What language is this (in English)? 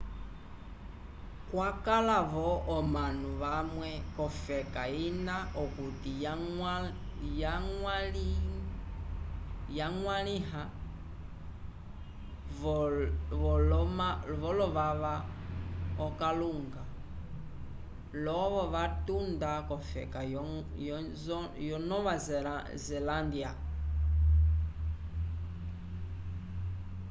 Umbundu